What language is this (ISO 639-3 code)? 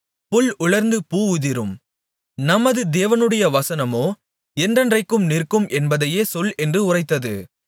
tam